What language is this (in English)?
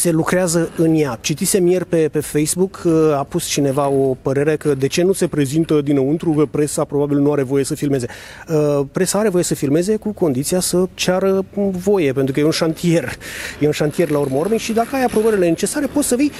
Romanian